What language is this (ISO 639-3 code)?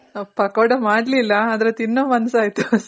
kan